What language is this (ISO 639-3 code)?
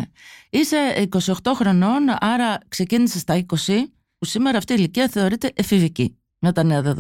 ell